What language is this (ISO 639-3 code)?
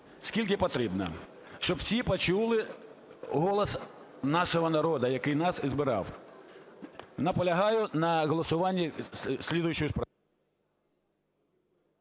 ukr